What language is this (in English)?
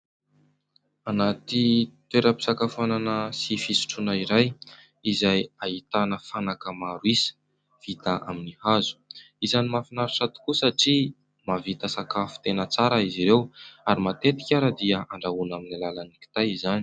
Malagasy